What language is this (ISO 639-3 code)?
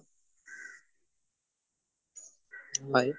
asm